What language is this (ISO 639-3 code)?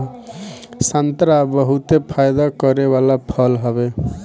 bho